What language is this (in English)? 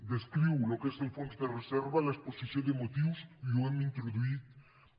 Catalan